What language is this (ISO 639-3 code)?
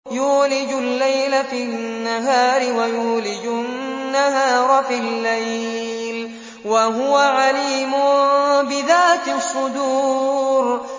ara